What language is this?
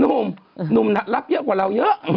Thai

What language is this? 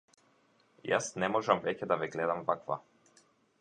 Macedonian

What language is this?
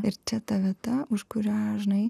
Lithuanian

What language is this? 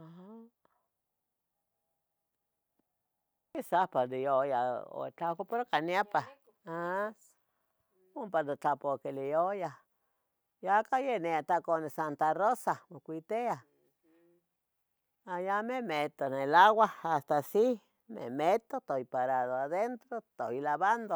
Tetelcingo Nahuatl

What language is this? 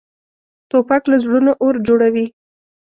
Pashto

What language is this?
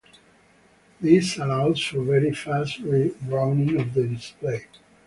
English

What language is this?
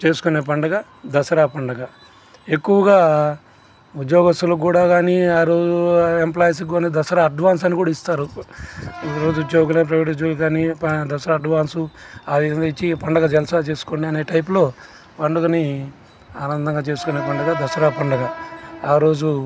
Telugu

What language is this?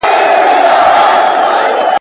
Pashto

